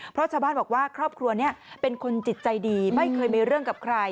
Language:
Thai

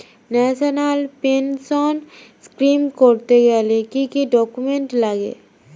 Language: Bangla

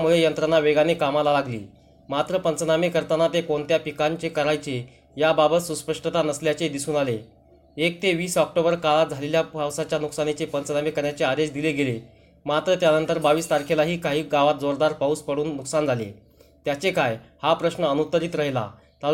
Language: Marathi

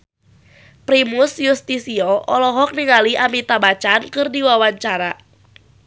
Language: Sundanese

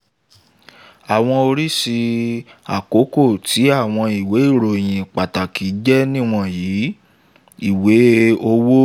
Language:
Yoruba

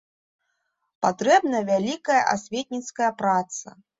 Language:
Belarusian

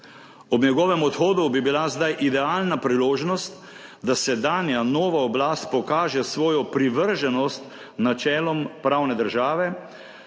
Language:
Slovenian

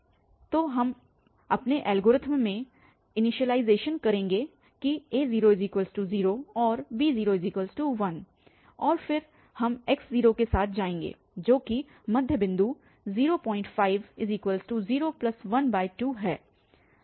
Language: Hindi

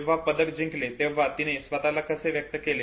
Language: Marathi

